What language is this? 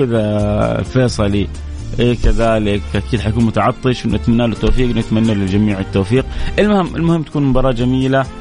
Arabic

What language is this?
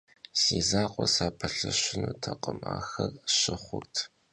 Kabardian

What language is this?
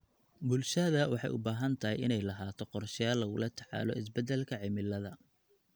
Somali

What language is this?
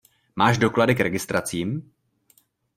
Czech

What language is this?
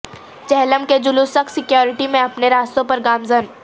Urdu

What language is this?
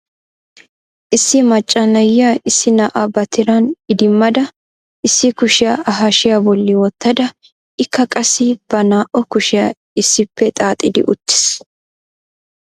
Wolaytta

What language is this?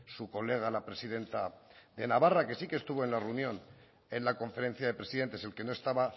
Spanish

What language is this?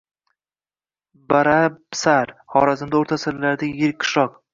Uzbek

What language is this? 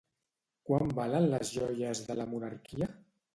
Catalan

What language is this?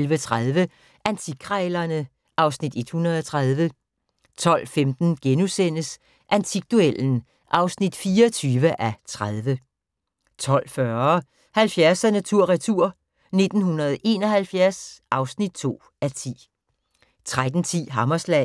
Danish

